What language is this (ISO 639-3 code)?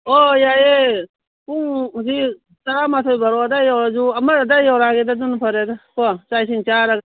mni